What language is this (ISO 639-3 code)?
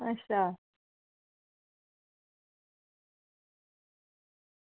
doi